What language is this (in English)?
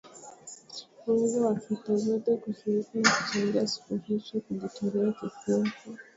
Swahili